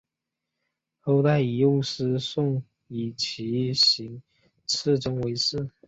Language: Chinese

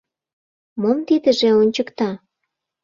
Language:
Mari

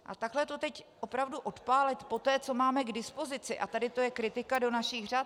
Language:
Czech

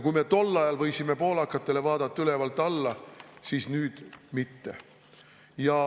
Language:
Estonian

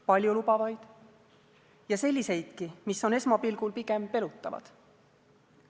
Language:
Estonian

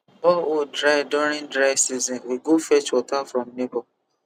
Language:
Nigerian Pidgin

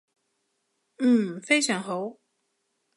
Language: Cantonese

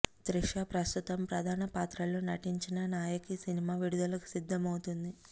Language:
Telugu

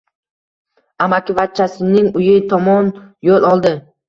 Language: Uzbek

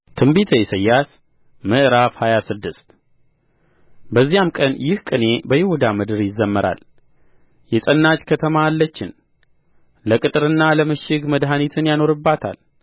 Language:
Amharic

